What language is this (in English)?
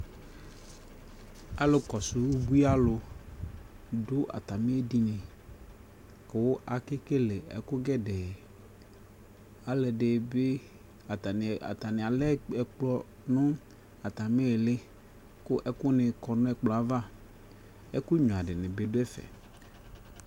Ikposo